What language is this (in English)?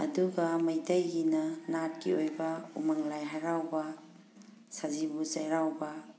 Manipuri